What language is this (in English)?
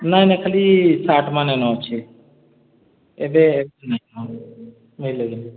Odia